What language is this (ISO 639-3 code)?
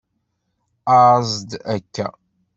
kab